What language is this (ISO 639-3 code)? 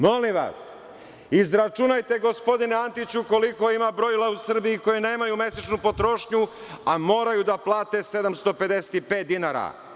srp